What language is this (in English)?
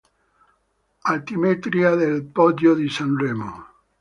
Italian